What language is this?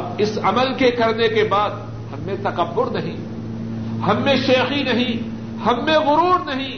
Urdu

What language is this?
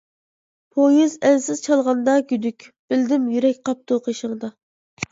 Uyghur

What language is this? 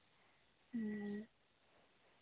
Santali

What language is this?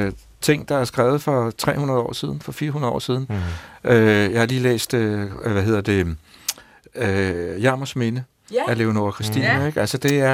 Danish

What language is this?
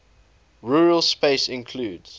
English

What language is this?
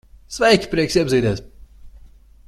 Latvian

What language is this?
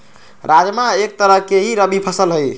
Magahi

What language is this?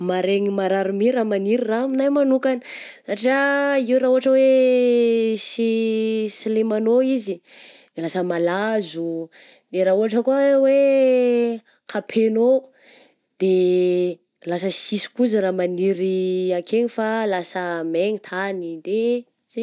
Southern Betsimisaraka Malagasy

